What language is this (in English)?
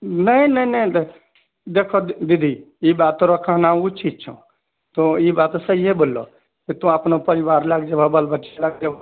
Maithili